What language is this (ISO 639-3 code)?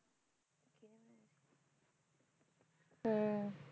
pan